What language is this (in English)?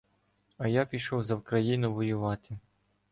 Ukrainian